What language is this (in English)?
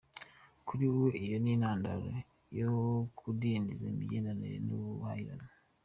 Kinyarwanda